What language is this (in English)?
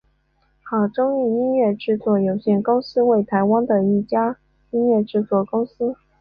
Chinese